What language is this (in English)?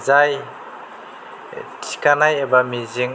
Bodo